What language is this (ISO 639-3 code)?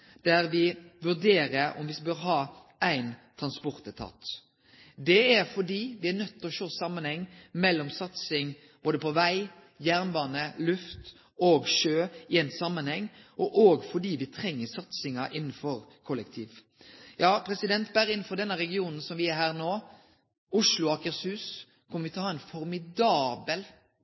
nno